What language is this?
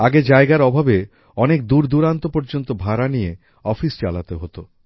Bangla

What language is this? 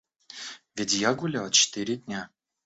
Russian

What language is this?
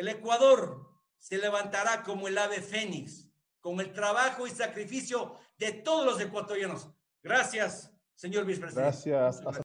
Spanish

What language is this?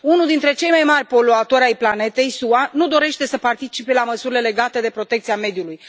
Romanian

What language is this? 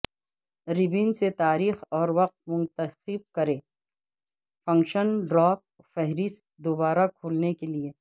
Urdu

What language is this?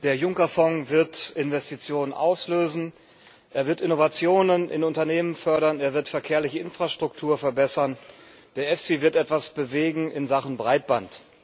German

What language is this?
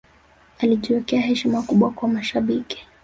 Swahili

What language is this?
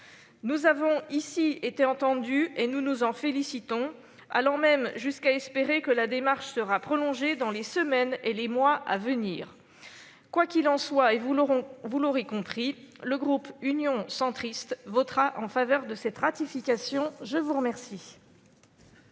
French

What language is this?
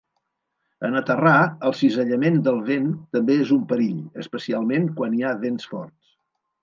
Catalan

